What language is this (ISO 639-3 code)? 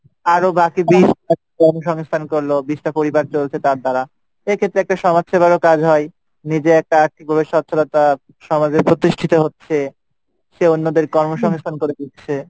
ben